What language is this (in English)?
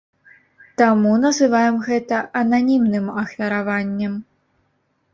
Belarusian